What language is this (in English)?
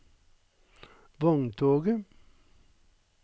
Norwegian